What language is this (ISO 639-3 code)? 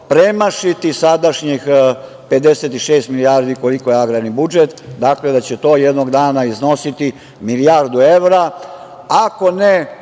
srp